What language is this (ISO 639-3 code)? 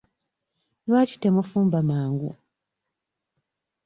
lug